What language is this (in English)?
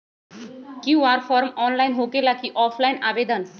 Magahi